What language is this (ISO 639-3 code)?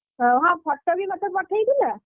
ori